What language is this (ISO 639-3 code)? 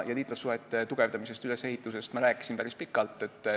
est